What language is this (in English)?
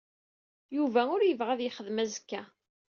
Kabyle